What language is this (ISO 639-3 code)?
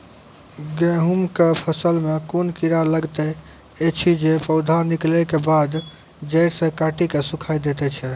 mai